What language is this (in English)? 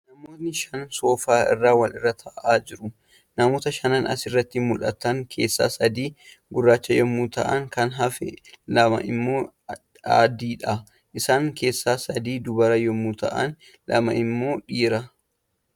Oromo